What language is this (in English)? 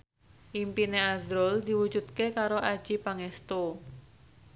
Javanese